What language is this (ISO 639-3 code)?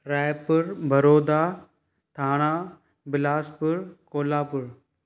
snd